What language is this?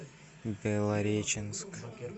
Russian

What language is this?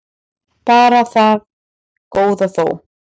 Icelandic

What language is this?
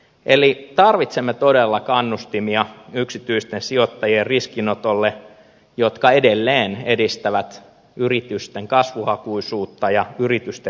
Finnish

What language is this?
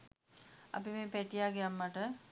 Sinhala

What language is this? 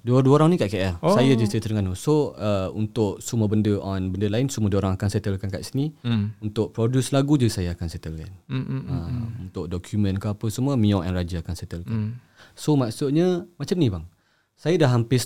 Malay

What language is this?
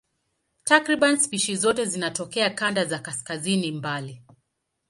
Swahili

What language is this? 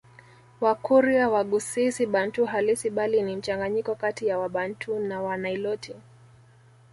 Swahili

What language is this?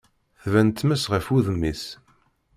Kabyle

